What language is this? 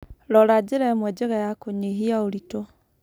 Kikuyu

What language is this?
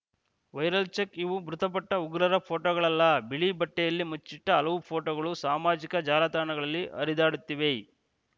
Kannada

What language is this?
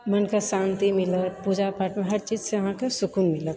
Maithili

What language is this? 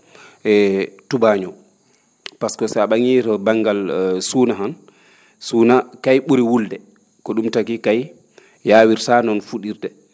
Fula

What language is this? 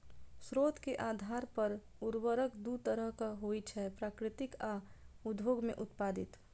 Maithili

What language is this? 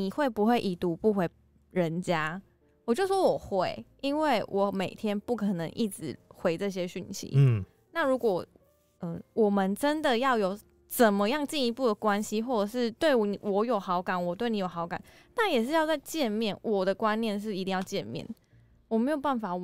Chinese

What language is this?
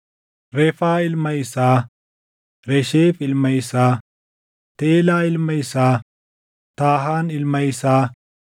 Oromo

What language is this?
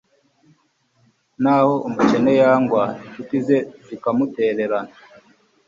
Kinyarwanda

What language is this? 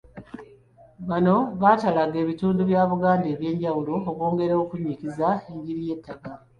Ganda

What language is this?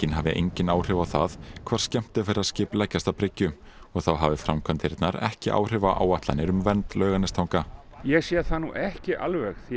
Icelandic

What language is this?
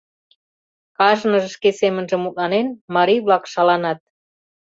Mari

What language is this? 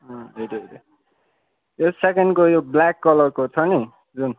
Nepali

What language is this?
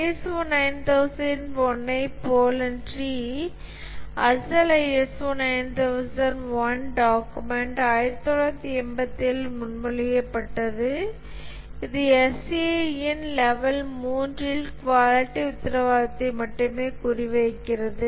Tamil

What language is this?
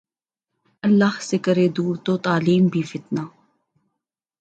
Urdu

